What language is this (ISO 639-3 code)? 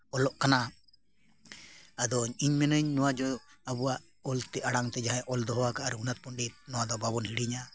sat